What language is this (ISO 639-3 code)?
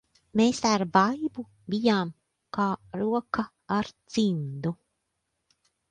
lav